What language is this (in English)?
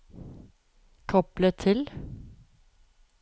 Norwegian